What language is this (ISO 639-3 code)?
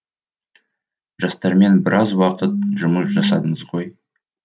kaz